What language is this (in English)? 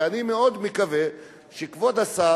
Hebrew